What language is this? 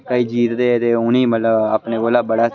Dogri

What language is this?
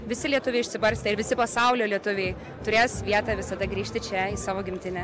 Lithuanian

